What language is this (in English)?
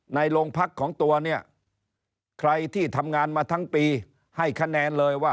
Thai